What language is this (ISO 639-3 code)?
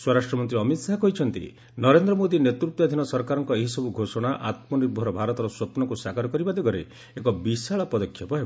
ori